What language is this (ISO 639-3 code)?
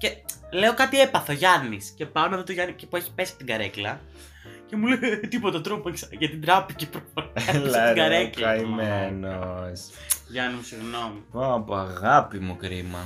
ell